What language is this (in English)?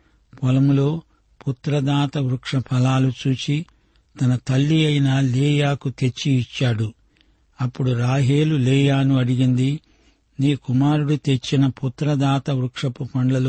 Telugu